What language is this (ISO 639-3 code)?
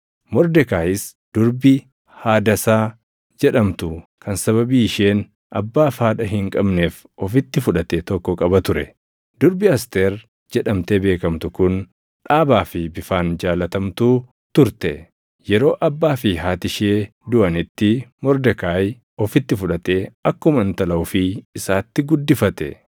orm